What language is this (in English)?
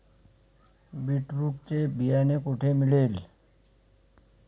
Marathi